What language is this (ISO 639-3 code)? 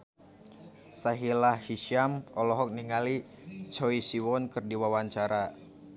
sun